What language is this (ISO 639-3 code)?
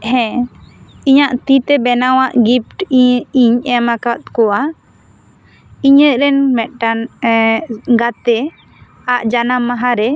sat